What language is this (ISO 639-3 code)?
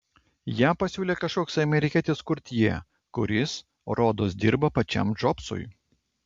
lit